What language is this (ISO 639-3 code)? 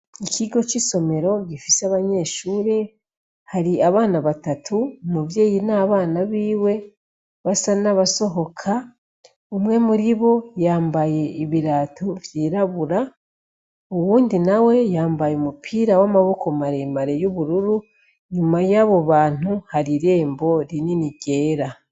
run